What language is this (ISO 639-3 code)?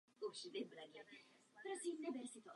ces